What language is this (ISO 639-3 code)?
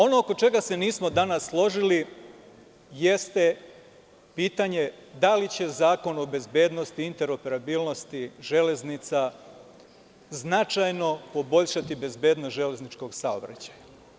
srp